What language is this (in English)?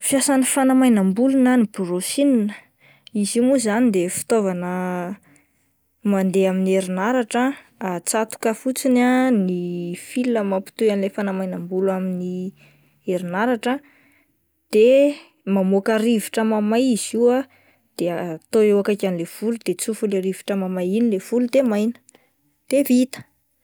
Malagasy